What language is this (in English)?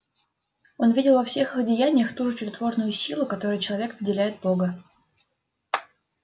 Russian